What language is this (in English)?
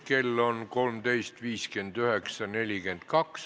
Estonian